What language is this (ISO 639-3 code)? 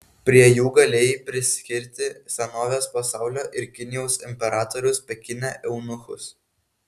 lit